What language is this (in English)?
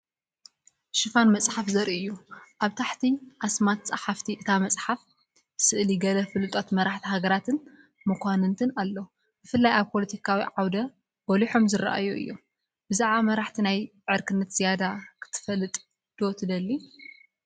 Tigrinya